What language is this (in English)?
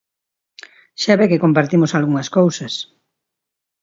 Galician